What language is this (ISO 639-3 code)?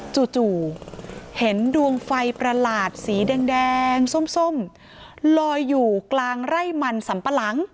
tha